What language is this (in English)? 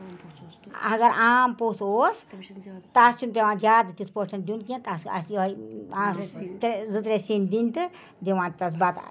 Kashmiri